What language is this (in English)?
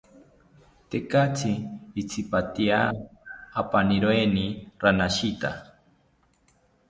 South Ucayali Ashéninka